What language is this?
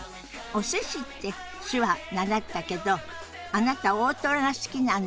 Japanese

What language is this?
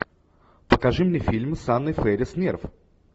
Russian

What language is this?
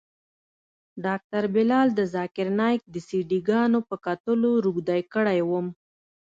Pashto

